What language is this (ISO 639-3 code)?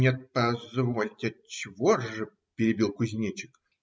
rus